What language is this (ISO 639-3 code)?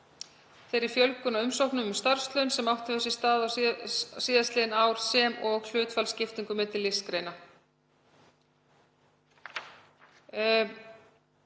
isl